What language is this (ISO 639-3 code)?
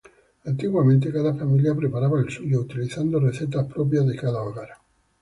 spa